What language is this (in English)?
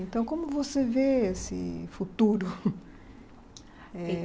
Portuguese